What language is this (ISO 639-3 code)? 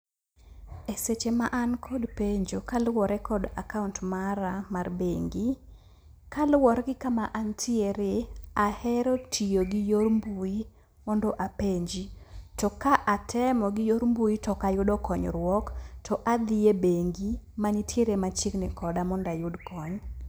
luo